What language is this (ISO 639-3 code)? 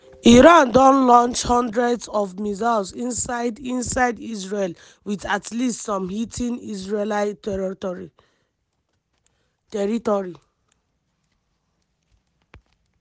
pcm